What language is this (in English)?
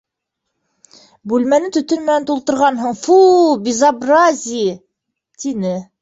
Bashkir